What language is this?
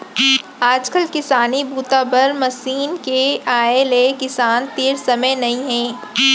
Chhattisgarhi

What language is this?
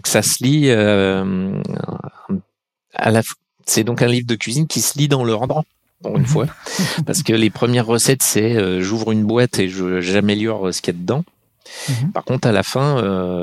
French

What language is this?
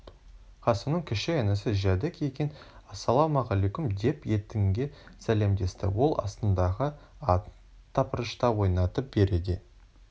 Kazakh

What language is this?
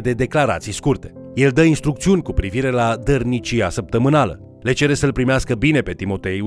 Romanian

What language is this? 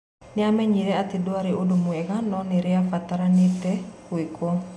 Kikuyu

